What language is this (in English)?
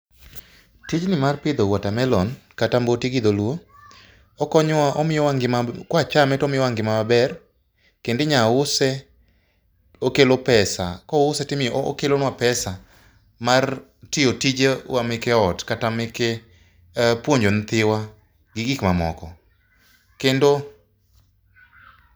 Luo (Kenya and Tanzania)